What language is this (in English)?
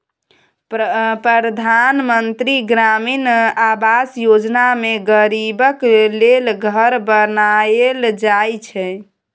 Maithili